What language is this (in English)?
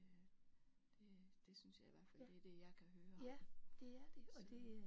Danish